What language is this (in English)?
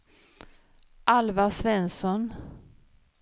Swedish